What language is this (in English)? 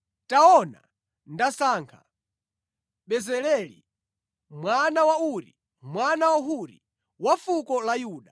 Nyanja